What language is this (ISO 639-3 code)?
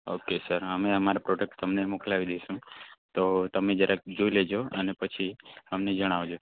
guj